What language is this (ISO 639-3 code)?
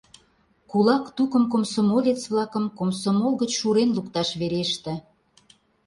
chm